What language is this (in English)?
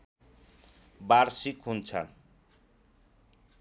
Nepali